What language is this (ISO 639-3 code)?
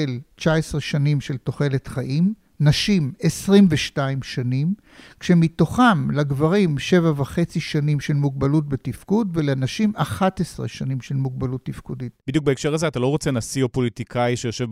heb